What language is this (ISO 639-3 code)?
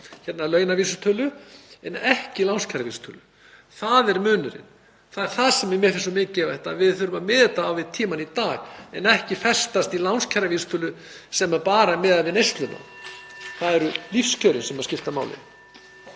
isl